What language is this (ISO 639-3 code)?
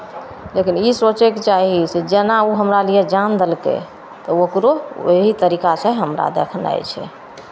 mai